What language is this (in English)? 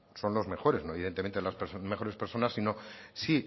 Spanish